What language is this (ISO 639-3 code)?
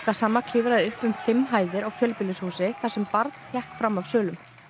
isl